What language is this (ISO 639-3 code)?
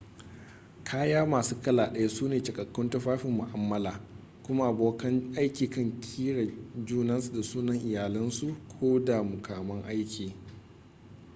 hau